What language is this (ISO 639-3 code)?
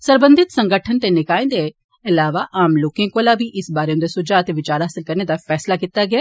doi